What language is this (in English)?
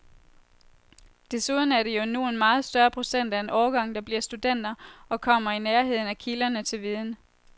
Danish